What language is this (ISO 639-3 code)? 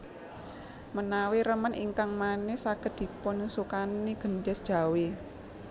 jav